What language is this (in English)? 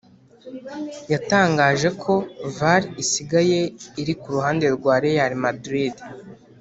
Kinyarwanda